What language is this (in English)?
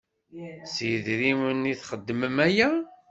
Kabyle